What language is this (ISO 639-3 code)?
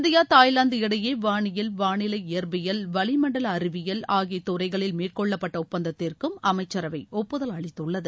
tam